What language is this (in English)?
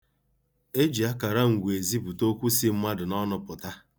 Igbo